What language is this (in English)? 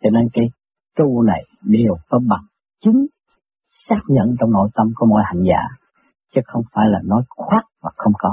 Vietnamese